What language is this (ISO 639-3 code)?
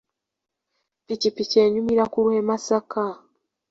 lug